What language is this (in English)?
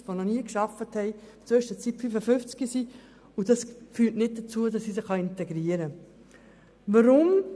Swiss German